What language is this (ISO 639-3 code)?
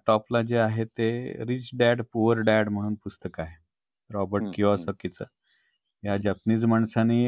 mar